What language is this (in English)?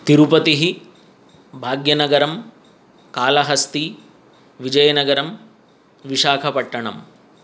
Sanskrit